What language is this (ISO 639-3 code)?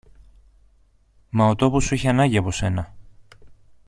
ell